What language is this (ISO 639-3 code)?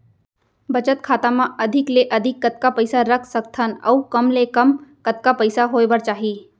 hne